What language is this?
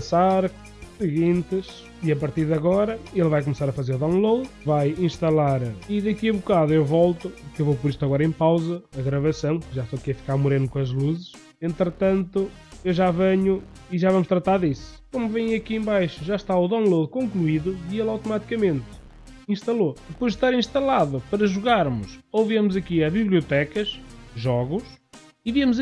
Portuguese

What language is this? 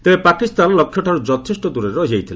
Odia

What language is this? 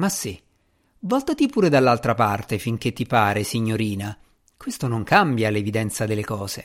Italian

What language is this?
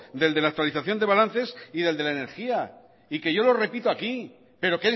Spanish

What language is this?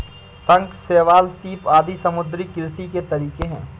Hindi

